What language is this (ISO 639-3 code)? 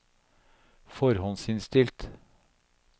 nor